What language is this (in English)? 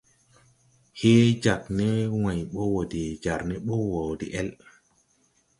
Tupuri